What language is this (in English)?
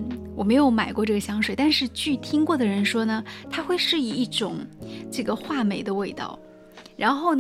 Chinese